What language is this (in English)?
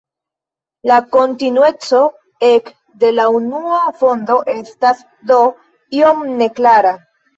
Esperanto